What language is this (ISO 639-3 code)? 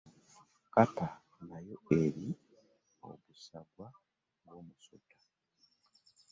lug